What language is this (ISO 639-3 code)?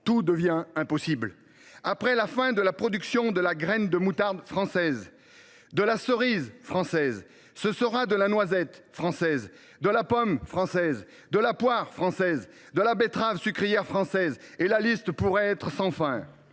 fra